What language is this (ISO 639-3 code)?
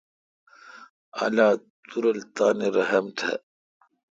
xka